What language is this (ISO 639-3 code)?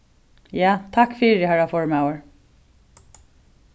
fao